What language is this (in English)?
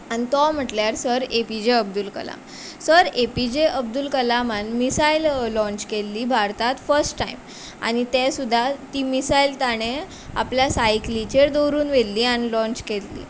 Konkani